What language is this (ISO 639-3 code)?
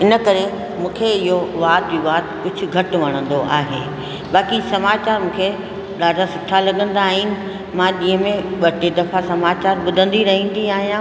snd